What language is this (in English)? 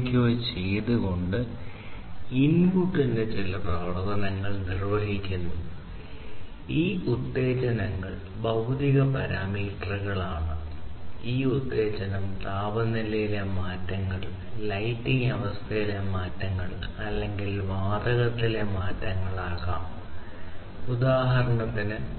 Malayalam